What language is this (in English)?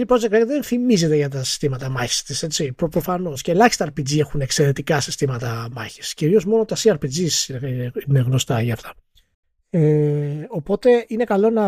Greek